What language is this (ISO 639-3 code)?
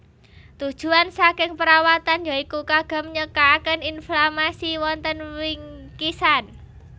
jav